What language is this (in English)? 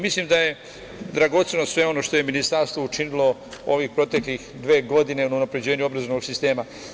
Serbian